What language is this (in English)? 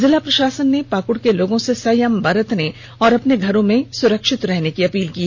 Hindi